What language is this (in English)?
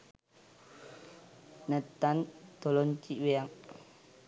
Sinhala